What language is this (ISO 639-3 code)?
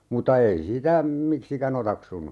fin